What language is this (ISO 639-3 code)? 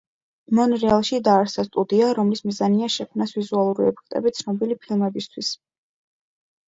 kat